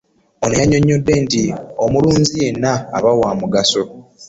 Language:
Ganda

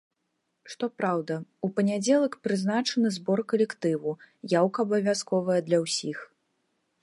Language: Belarusian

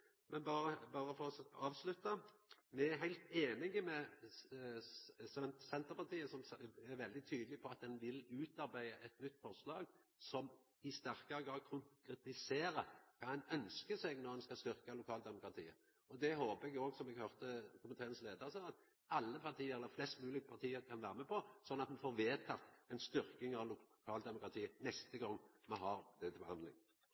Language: Norwegian Nynorsk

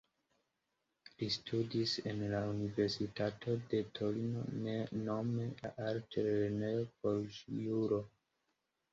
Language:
Esperanto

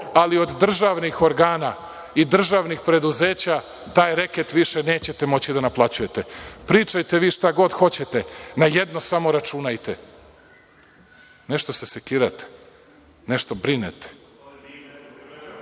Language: Serbian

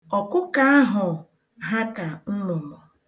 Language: Igbo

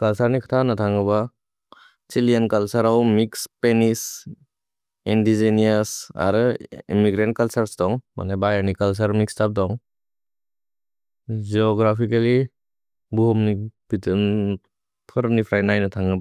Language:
Bodo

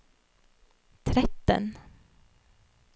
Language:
Norwegian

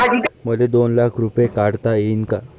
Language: Marathi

